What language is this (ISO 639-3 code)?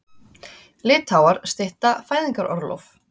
isl